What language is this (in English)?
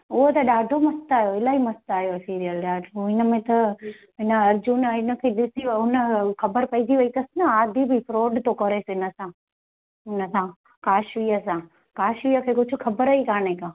Sindhi